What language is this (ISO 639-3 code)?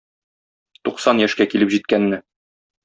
tat